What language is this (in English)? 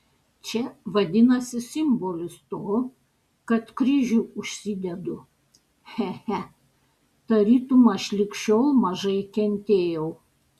Lithuanian